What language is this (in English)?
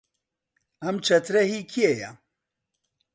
Central Kurdish